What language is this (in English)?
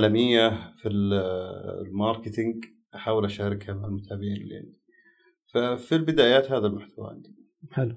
Arabic